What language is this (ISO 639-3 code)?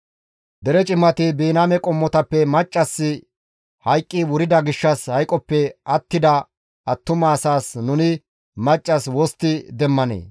gmv